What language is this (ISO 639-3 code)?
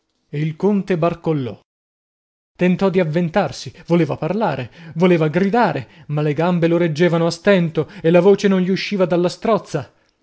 ita